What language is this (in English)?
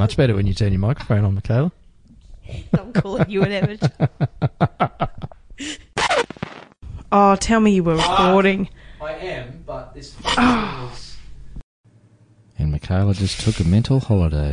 English